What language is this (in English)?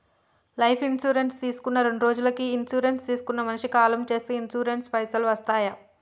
Telugu